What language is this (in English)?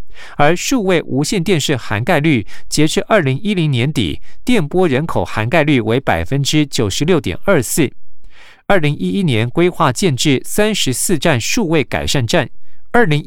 Chinese